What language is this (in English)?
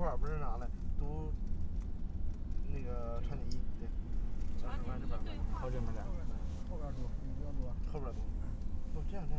Chinese